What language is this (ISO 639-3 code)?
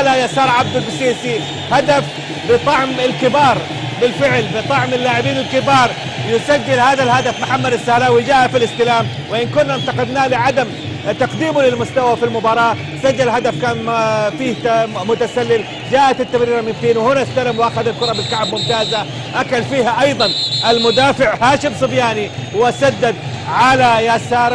ara